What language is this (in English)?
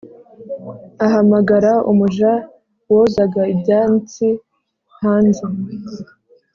Kinyarwanda